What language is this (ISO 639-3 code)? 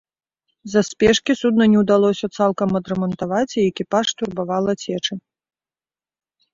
bel